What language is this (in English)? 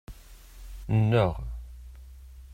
Kabyle